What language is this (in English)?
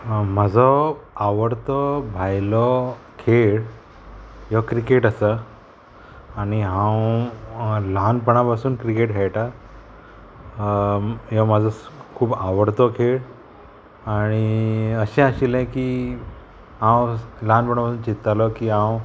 Konkani